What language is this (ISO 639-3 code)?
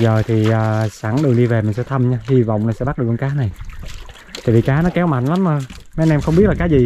vie